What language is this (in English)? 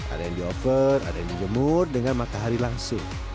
Indonesian